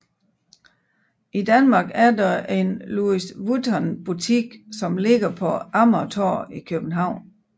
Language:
Danish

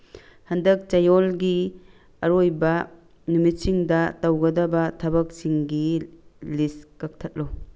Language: Manipuri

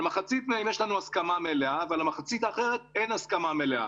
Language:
Hebrew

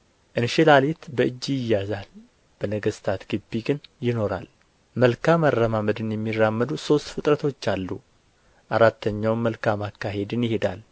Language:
Amharic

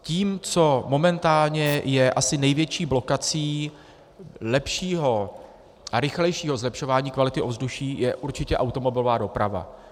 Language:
Czech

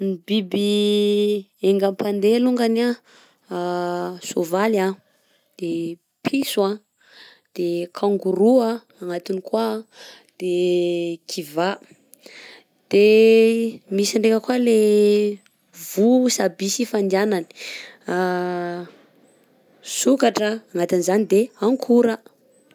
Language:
Southern Betsimisaraka Malagasy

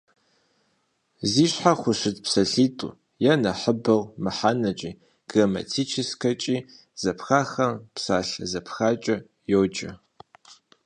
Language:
Kabardian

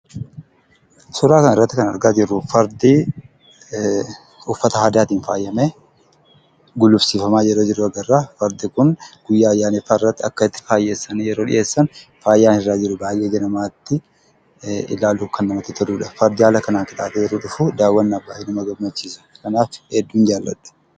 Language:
Oromo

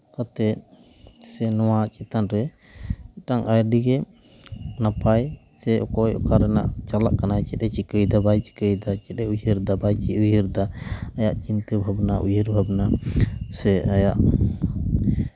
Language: Santali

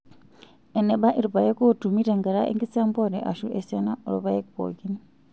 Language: Masai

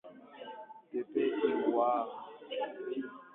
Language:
Igbo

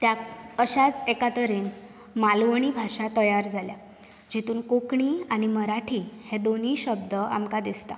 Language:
Konkani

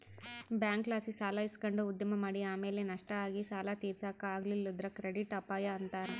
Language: Kannada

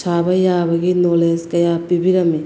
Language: Manipuri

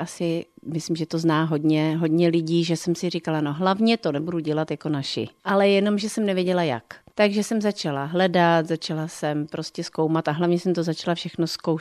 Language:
Czech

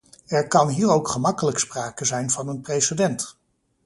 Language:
Dutch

